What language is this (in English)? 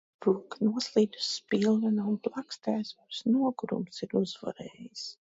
Latvian